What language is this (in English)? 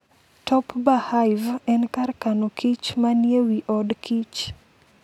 Luo (Kenya and Tanzania)